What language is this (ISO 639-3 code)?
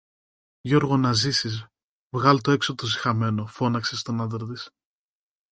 ell